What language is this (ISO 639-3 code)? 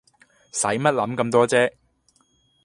yue